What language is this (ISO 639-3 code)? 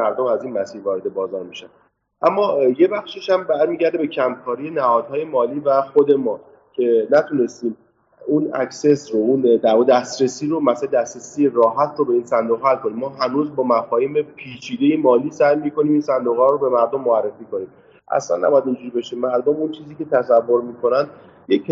fas